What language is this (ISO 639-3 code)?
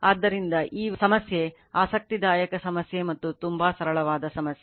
kan